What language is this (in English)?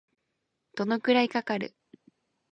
Japanese